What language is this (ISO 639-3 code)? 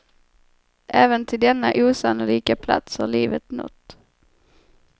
swe